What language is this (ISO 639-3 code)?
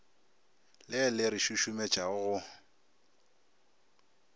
nso